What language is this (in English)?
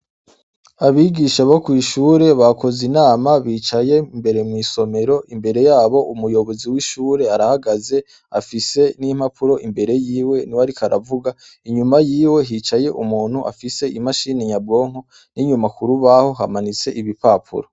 Rundi